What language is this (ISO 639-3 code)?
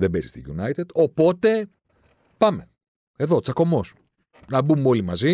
ell